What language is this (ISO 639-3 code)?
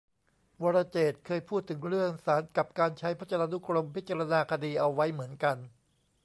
tha